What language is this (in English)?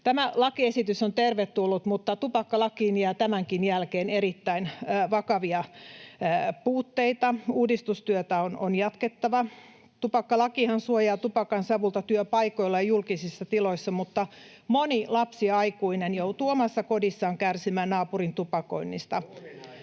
Finnish